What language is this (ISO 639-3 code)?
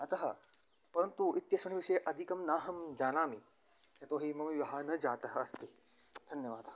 san